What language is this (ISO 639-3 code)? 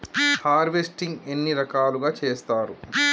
tel